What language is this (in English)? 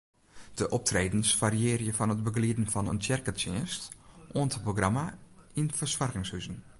Western Frisian